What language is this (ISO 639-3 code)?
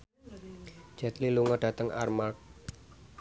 jav